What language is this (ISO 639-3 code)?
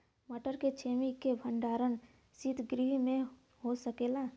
bho